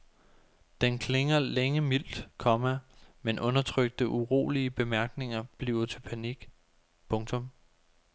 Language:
Danish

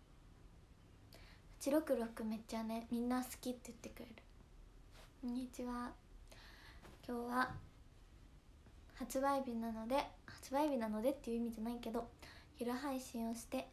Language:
Japanese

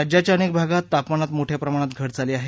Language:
Marathi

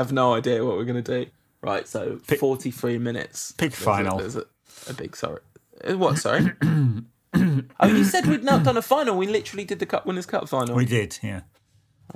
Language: English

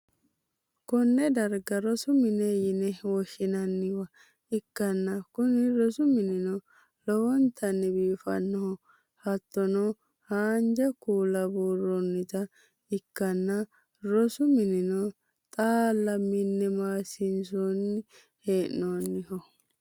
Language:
Sidamo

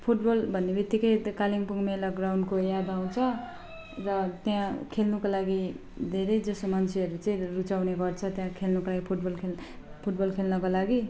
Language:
Nepali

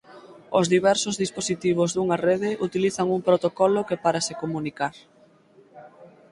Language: Galician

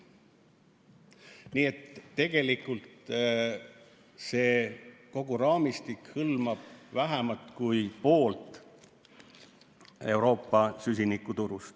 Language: Estonian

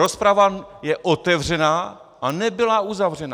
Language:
Czech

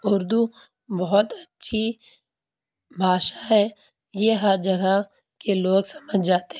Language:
Urdu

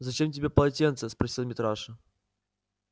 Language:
Russian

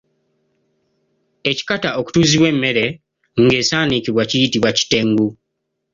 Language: Ganda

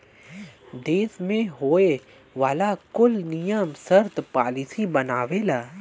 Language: Bhojpuri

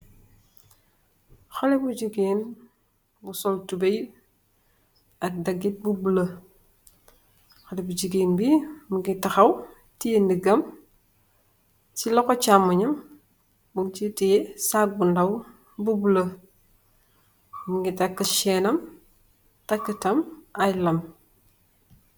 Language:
Wolof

